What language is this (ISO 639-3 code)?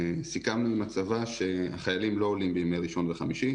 heb